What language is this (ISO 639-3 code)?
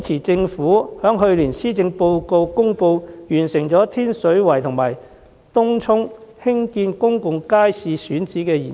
yue